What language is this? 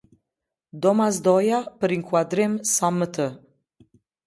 Albanian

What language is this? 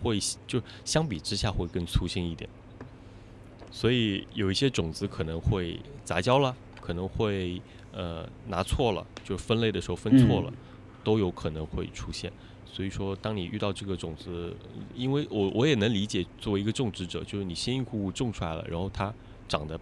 Chinese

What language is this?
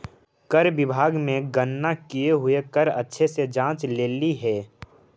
Magahi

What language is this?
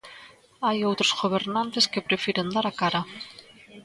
Galician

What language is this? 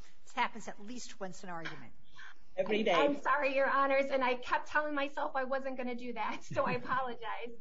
English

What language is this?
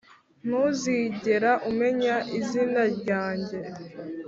Kinyarwanda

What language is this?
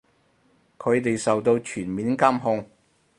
Cantonese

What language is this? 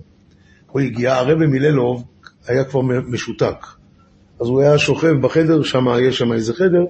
Hebrew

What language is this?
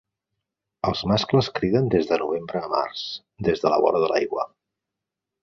Catalan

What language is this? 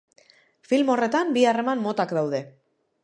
Basque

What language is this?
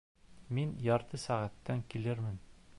Bashkir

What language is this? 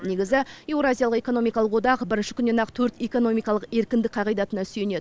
Kazakh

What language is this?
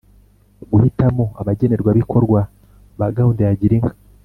Kinyarwanda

